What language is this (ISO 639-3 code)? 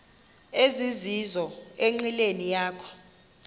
xho